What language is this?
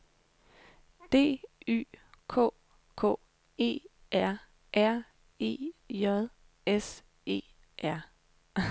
Danish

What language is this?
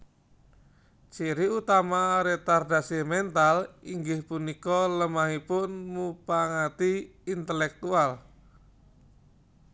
Javanese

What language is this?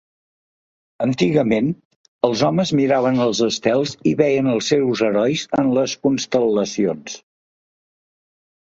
Catalan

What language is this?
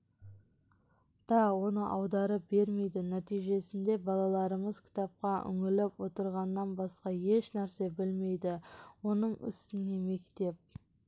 Kazakh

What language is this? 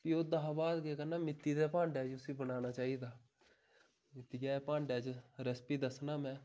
Dogri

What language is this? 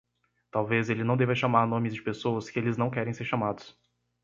Portuguese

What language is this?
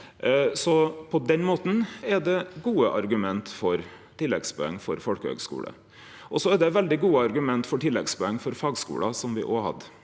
Norwegian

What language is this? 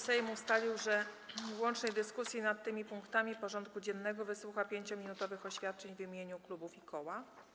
Polish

